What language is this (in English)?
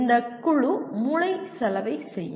Tamil